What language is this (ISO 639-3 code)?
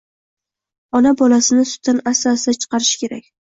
uzb